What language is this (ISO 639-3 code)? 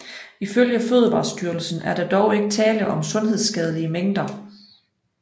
dan